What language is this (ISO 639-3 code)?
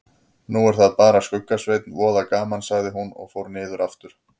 isl